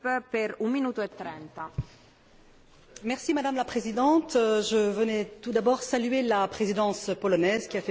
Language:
French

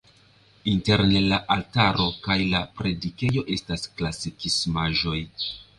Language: Esperanto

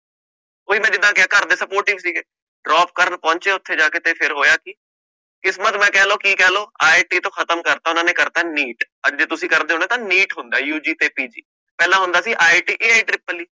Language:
Punjabi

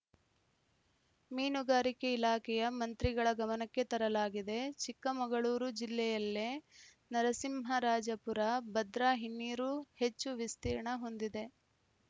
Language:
Kannada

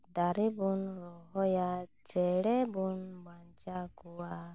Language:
Santali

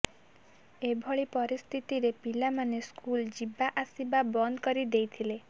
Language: Odia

